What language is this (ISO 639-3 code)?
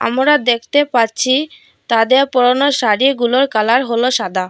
ben